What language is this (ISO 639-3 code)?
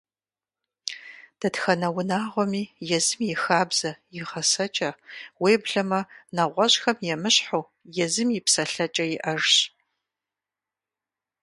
kbd